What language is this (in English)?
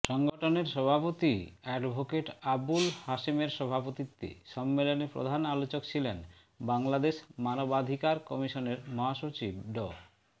Bangla